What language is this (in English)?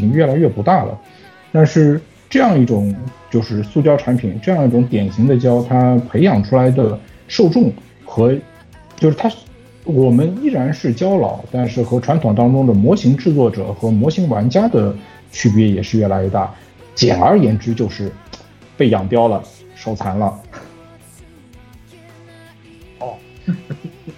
Chinese